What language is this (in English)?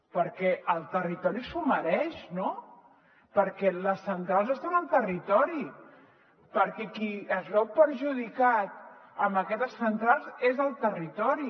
Catalan